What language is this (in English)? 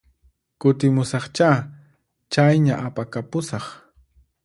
Puno Quechua